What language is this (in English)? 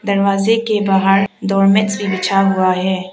Hindi